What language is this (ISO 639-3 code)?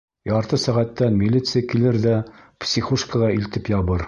bak